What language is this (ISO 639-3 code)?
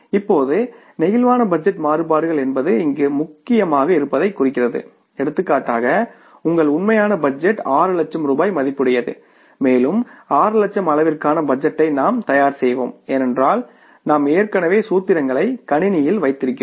tam